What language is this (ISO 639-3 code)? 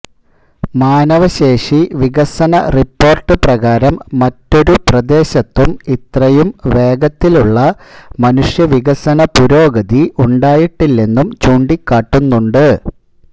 mal